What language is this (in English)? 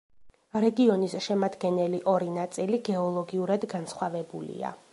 Georgian